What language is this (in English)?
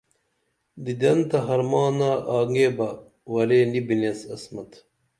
Dameli